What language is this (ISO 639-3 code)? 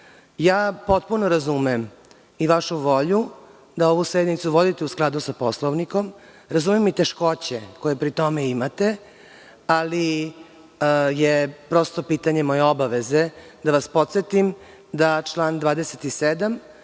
srp